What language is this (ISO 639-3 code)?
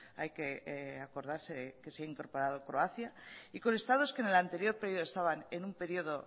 spa